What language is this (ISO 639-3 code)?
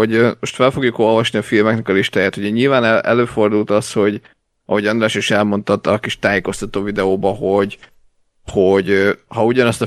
hun